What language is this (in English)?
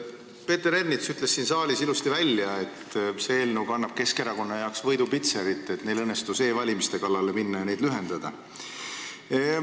Estonian